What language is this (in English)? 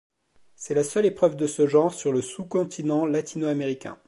French